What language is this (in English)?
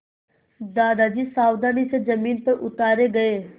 Hindi